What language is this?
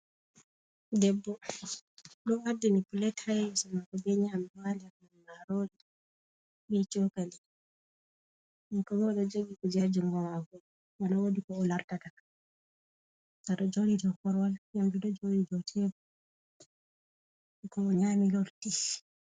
Fula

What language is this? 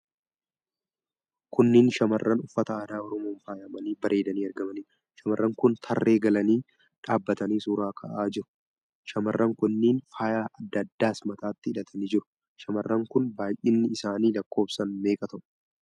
Oromo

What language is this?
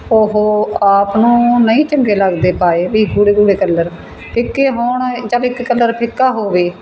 Punjabi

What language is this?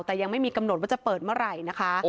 Thai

